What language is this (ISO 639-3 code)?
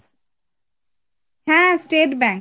ben